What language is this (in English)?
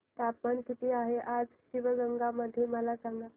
Marathi